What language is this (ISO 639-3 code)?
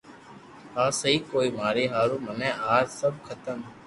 lrk